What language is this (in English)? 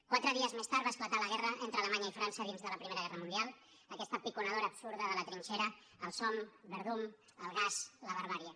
Catalan